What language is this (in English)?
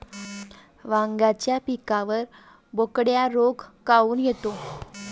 Marathi